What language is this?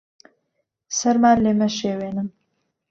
Central Kurdish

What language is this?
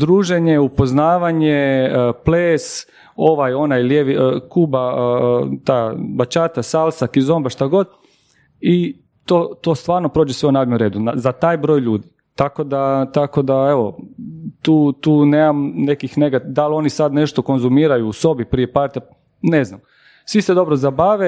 Croatian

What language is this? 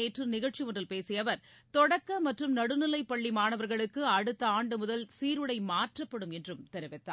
Tamil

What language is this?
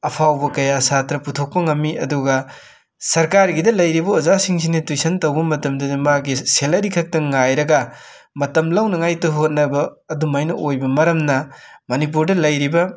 Manipuri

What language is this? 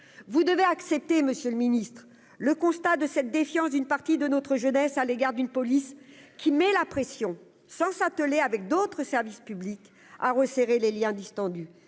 French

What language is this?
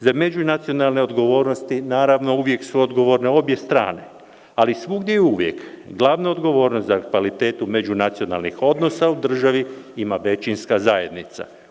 Serbian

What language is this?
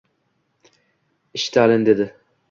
Uzbek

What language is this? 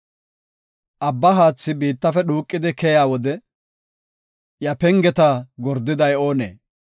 Gofa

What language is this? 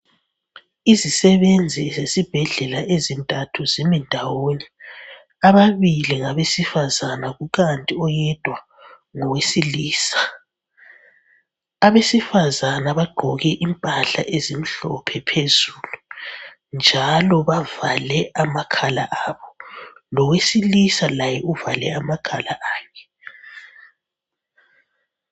North Ndebele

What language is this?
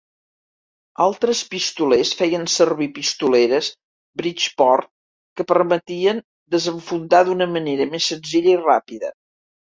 Catalan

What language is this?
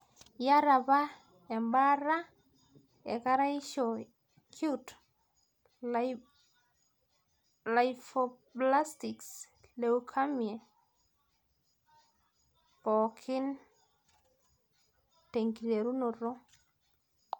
Masai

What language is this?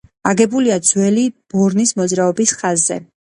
Georgian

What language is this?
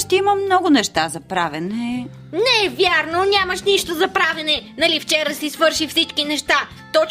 Bulgarian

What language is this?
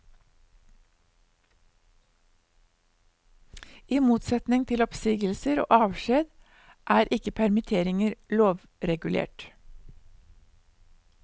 Norwegian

